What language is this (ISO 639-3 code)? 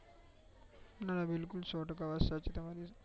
guj